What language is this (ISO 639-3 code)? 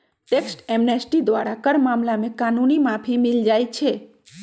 mag